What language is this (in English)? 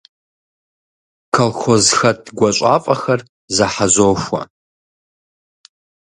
Kabardian